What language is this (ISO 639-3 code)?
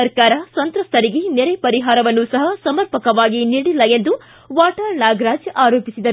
kan